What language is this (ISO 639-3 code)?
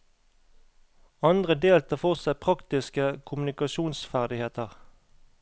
nor